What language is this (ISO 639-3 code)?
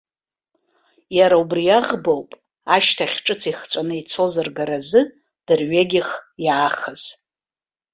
abk